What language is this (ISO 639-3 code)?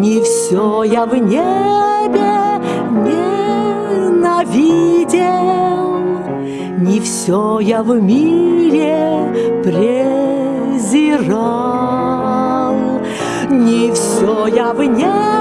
rus